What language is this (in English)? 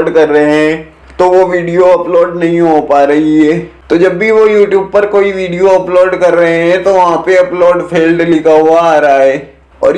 Hindi